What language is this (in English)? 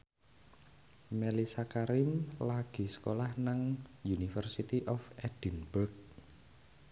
Javanese